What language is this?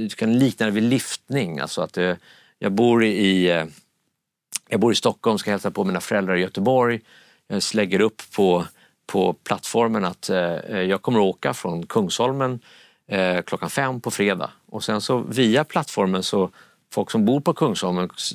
Swedish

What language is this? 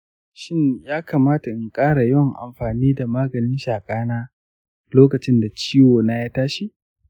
Hausa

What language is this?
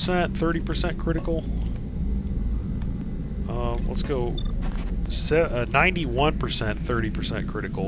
English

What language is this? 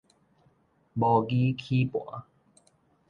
Min Nan Chinese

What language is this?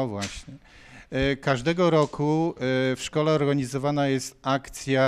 Polish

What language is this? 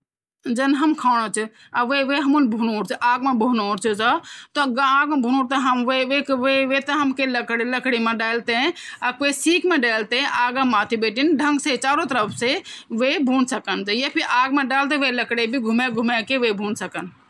Garhwali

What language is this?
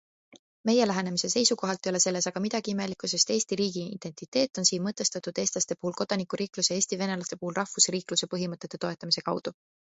Estonian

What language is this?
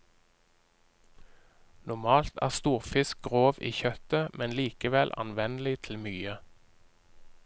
Norwegian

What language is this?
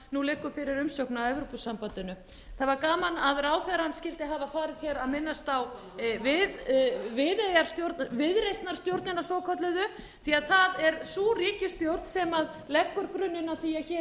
Icelandic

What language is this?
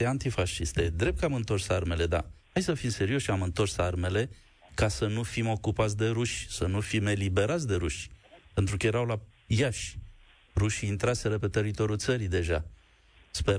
Romanian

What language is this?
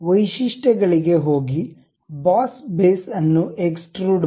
Kannada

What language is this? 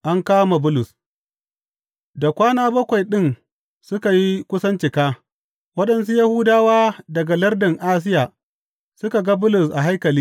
Hausa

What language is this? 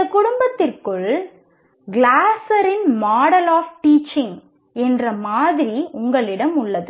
Tamil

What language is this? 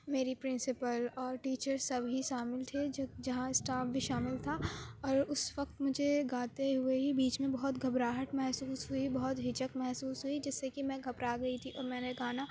Urdu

